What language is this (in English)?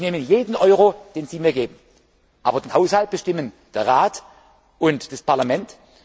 German